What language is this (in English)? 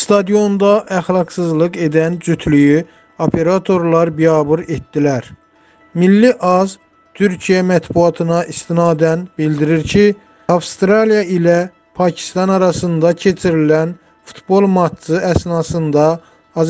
Turkish